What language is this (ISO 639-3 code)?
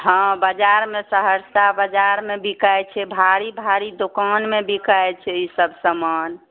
mai